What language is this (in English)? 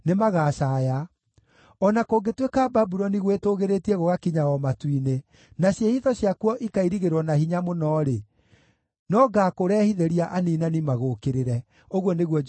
Kikuyu